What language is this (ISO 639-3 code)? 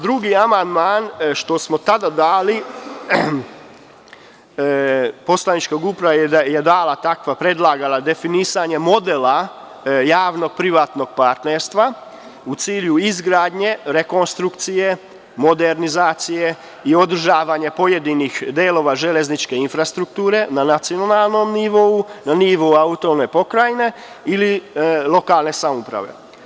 srp